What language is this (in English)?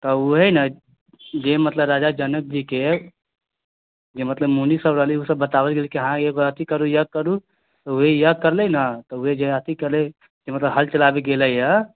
Maithili